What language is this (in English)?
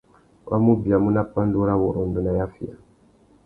Tuki